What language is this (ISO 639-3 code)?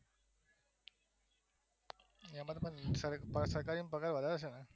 guj